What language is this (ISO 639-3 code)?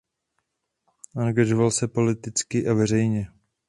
ces